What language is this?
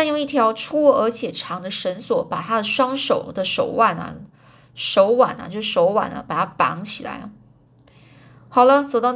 Chinese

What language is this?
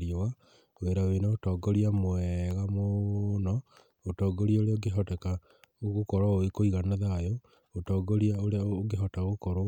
Kikuyu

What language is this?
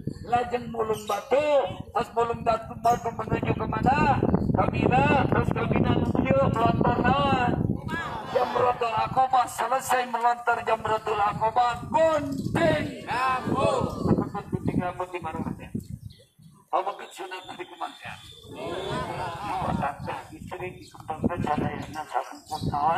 Indonesian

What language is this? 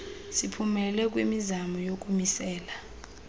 Xhosa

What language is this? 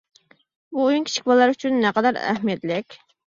Uyghur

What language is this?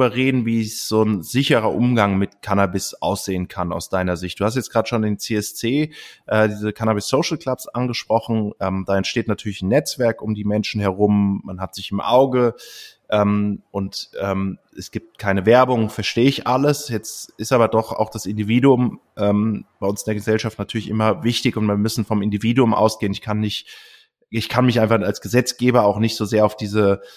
German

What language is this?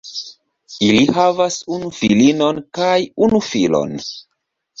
Esperanto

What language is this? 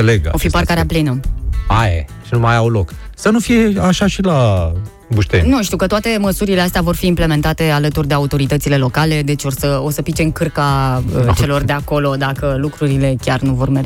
Romanian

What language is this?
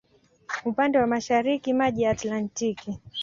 Swahili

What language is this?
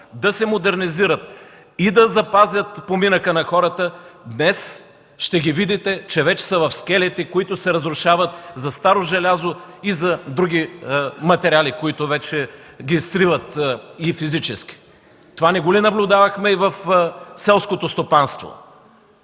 Bulgarian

